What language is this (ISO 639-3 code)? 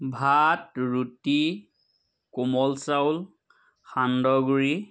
asm